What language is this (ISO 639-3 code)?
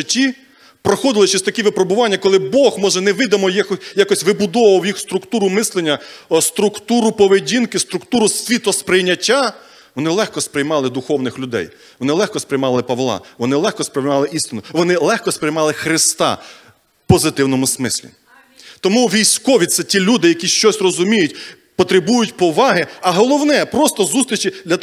ukr